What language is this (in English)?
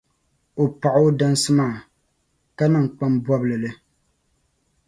Dagbani